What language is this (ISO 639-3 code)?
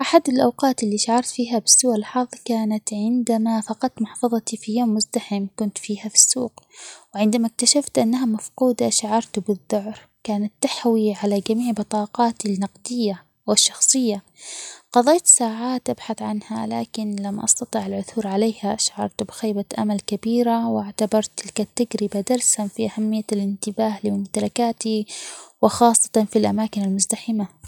acx